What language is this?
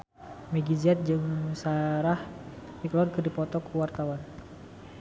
Sundanese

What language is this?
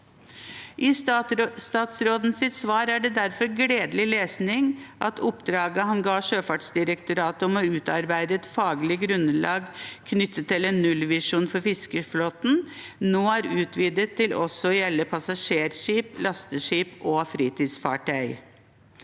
Norwegian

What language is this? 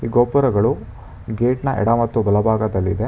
Kannada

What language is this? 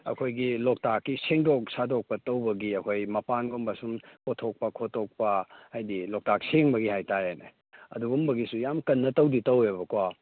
Manipuri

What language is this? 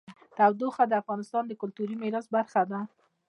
Pashto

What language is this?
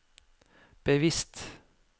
Norwegian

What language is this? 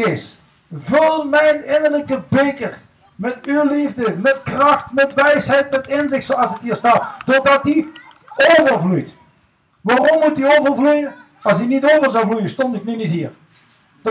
Dutch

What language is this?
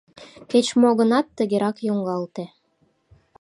Mari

